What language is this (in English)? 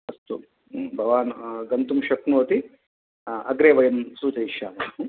Sanskrit